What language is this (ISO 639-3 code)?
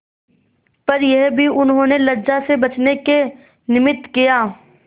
hin